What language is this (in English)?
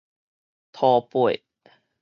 Min Nan Chinese